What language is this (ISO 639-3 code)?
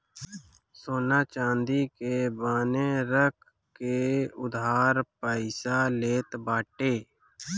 bho